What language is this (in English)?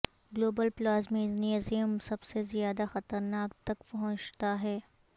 Urdu